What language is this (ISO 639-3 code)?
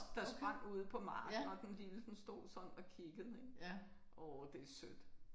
dan